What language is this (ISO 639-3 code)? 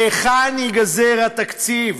heb